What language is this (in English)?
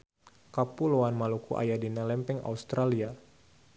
Sundanese